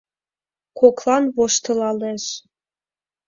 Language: Mari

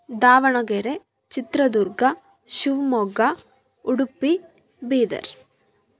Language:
Kannada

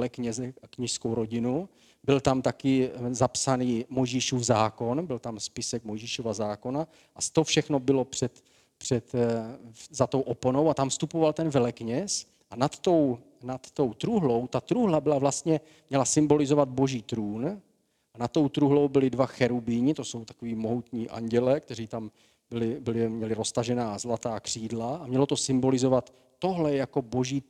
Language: Czech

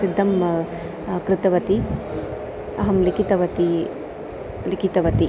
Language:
Sanskrit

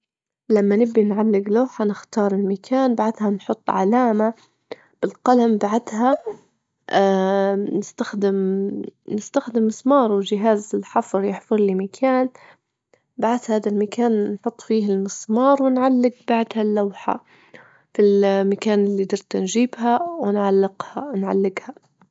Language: Libyan Arabic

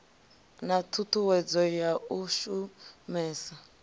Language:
Venda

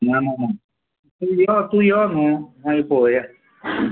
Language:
Konkani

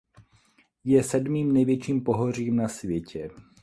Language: Czech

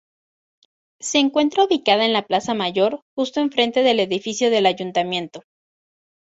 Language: Spanish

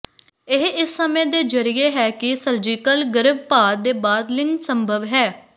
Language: Punjabi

